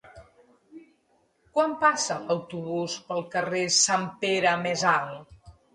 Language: Catalan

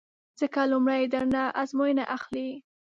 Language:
Pashto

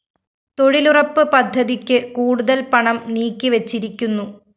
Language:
Malayalam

